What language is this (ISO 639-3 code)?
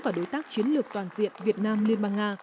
vie